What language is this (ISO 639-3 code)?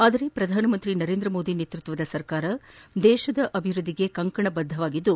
kan